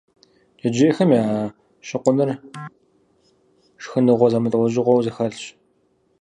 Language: Kabardian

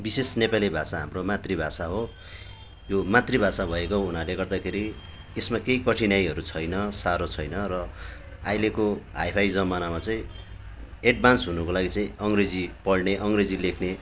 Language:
Nepali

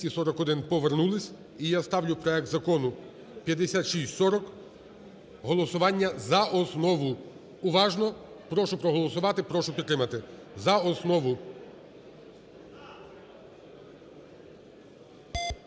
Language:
Ukrainian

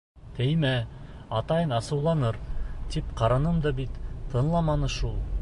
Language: Bashkir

